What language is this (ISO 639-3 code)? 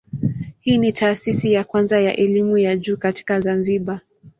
swa